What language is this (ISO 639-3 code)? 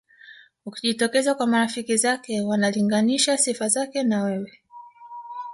swa